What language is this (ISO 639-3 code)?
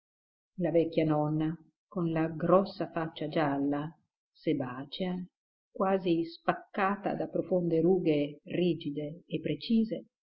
ita